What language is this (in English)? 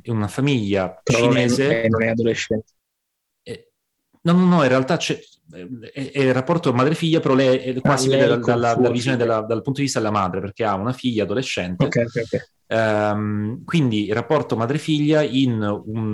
Italian